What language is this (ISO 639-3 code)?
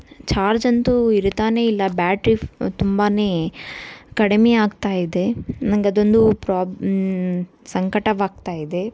kan